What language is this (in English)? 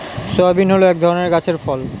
Bangla